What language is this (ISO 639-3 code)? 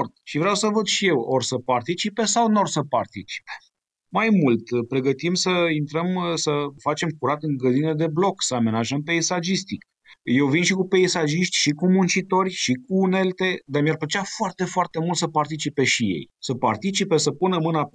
ron